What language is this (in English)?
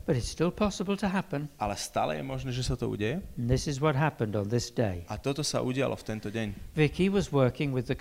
Slovak